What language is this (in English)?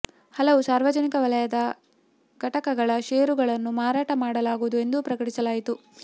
Kannada